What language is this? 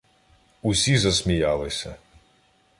Ukrainian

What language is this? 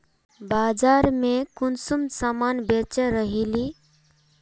Magahi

